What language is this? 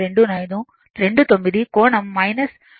Telugu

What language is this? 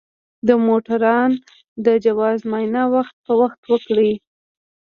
Pashto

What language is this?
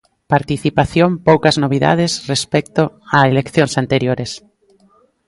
Galician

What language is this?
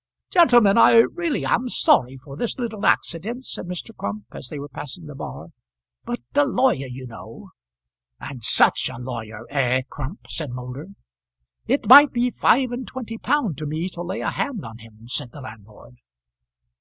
English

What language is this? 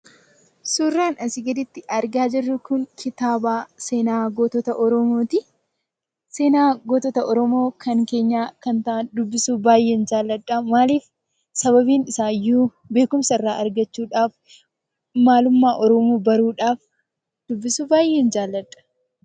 Oromo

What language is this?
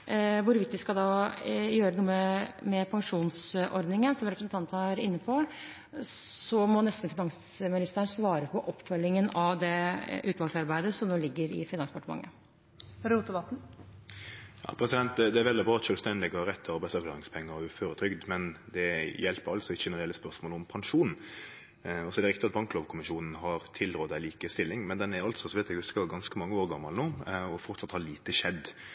Norwegian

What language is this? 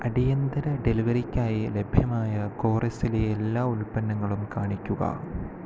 Malayalam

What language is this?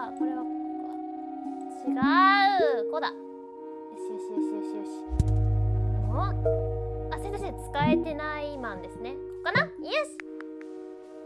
Japanese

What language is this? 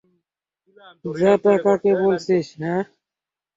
Bangla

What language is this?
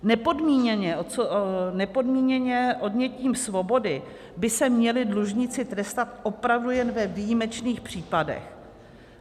Czech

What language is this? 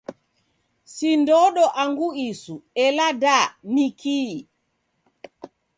Taita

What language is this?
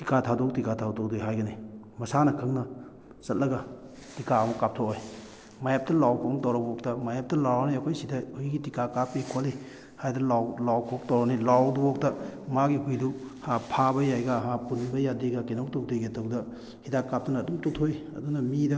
Manipuri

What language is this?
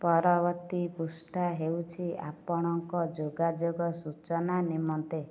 Odia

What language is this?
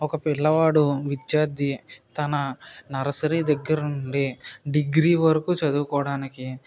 Telugu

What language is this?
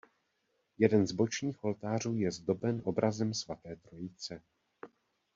Czech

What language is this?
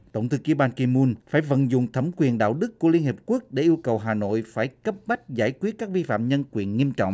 Vietnamese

